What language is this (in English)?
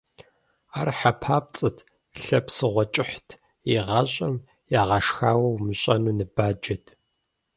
Kabardian